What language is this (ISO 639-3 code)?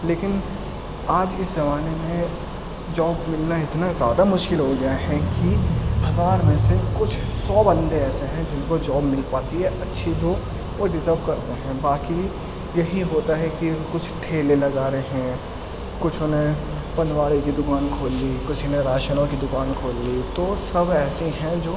urd